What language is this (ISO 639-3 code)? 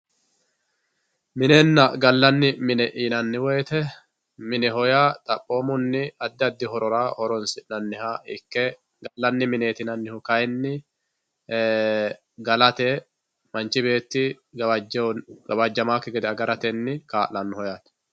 sid